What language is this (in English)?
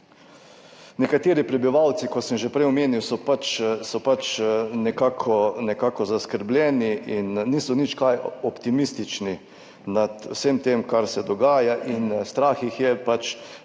Slovenian